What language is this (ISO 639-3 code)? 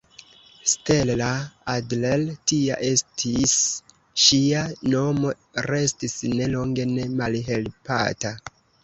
epo